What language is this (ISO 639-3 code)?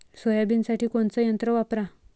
mar